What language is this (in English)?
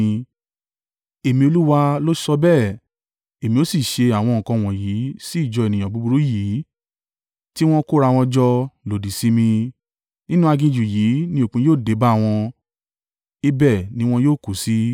Yoruba